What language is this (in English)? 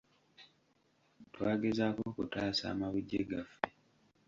Ganda